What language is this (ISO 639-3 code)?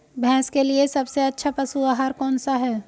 hin